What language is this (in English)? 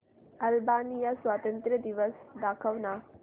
Marathi